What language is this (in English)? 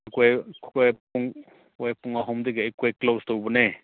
Manipuri